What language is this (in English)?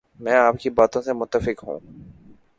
Urdu